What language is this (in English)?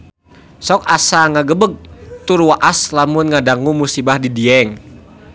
Sundanese